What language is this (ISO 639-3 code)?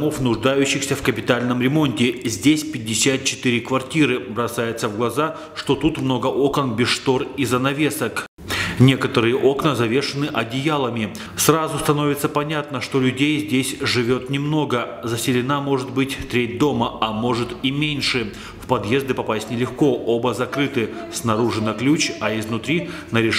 rus